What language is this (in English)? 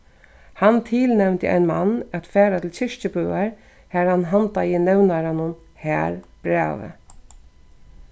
Faroese